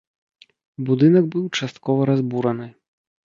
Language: Belarusian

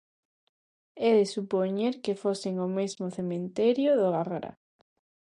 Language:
Galician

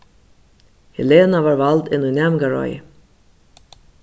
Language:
Faroese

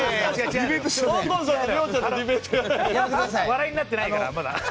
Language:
Japanese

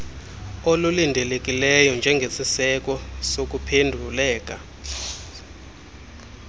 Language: Xhosa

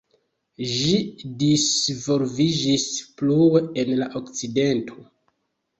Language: Esperanto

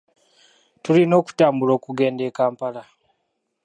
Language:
Ganda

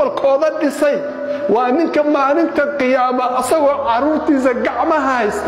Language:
Arabic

